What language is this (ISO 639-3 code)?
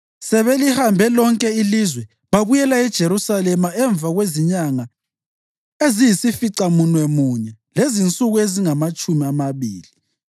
nde